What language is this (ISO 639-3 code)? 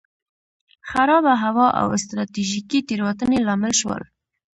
pus